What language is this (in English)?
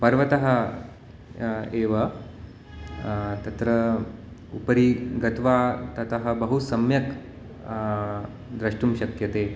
Sanskrit